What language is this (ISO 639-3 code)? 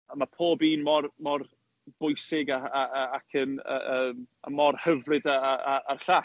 cym